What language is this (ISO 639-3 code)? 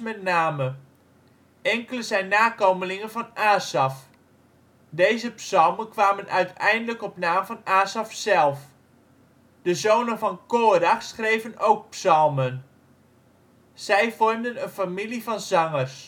nld